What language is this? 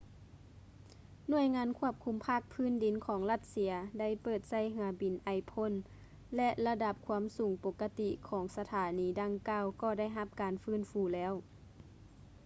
Lao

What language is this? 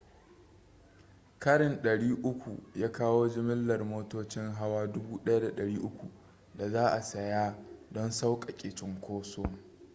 Hausa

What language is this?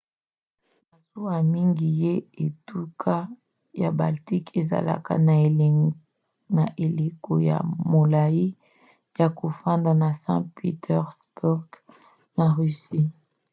Lingala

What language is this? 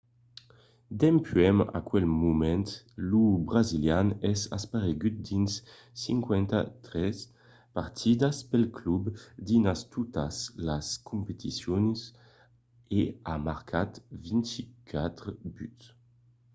Occitan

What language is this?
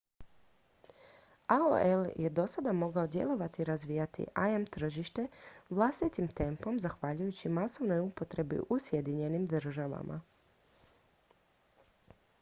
Croatian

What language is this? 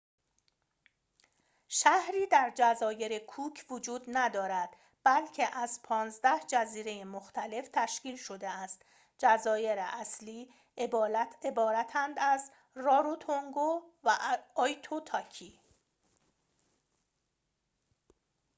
Persian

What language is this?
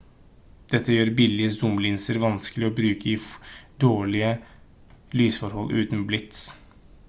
Norwegian Bokmål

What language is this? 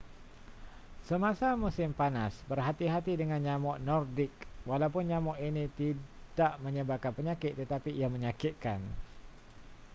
Malay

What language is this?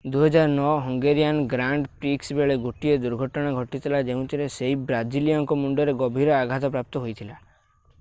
Odia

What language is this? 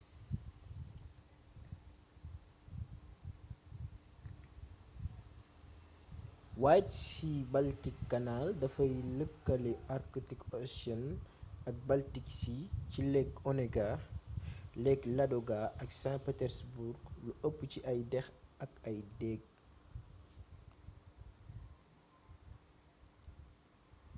Wolof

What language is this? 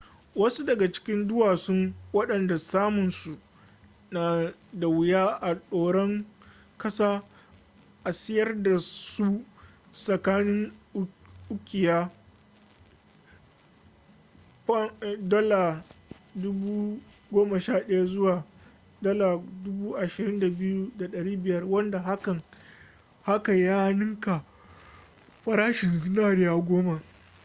Hausa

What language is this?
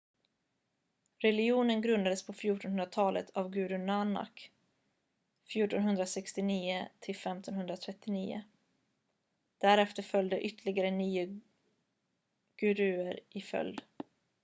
Swedish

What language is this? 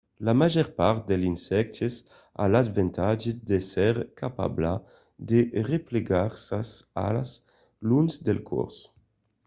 Occitan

